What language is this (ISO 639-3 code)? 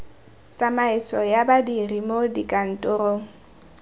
tsn